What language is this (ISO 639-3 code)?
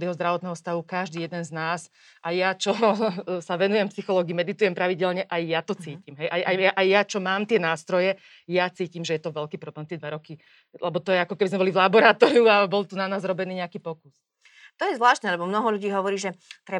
slk